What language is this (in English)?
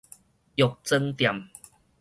Min Nan Chinese